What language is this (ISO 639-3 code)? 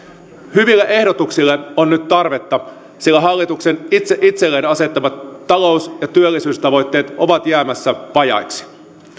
fin